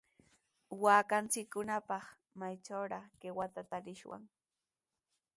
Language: Sihuas Ancash Quechua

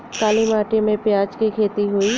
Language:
Bhojpuri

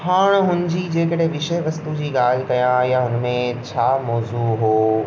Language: Sindhi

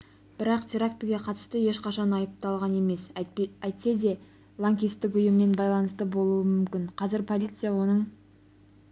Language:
Kazakh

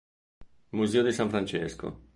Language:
Italian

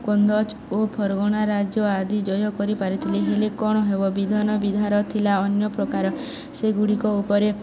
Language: Odia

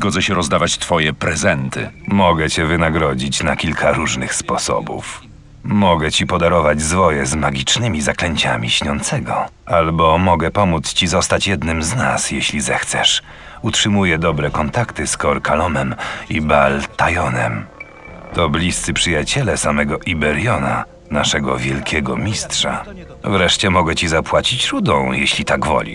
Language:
Polish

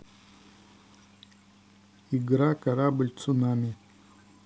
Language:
Russian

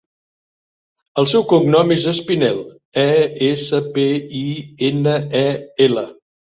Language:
Catalan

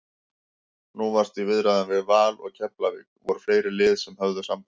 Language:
Icelandic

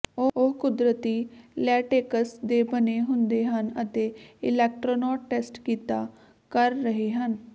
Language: Punjabi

